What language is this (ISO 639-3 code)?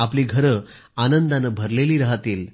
mar